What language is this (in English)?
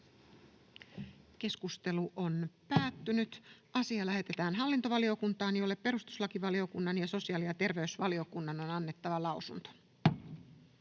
Finnish